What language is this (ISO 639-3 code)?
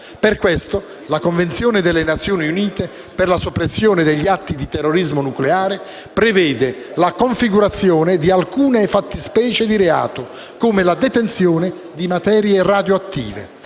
ita